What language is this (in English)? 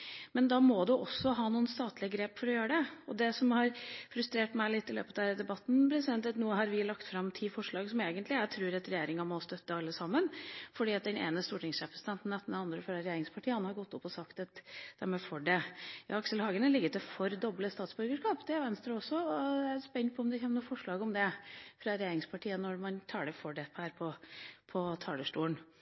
Norwegian Bokmål